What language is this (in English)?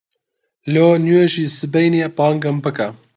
Central Kurdish